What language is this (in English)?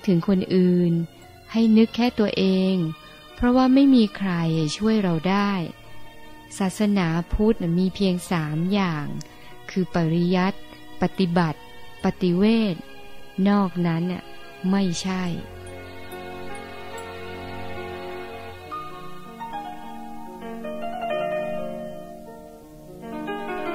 Thai